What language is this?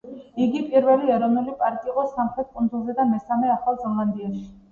Georgian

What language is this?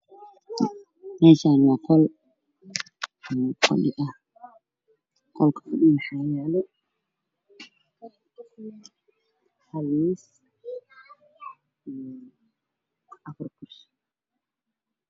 Somali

